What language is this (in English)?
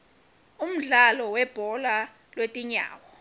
Swati